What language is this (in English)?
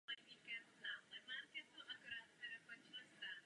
Czech